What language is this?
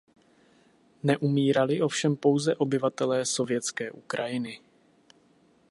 Czech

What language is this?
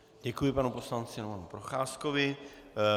Czech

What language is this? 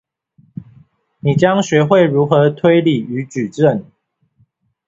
Chinese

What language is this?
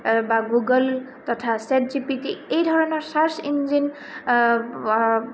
Assamese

